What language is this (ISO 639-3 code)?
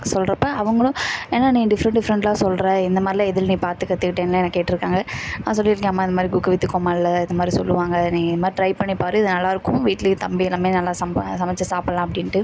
tam